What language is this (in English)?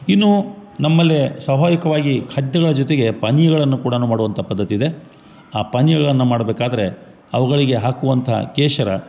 Kannada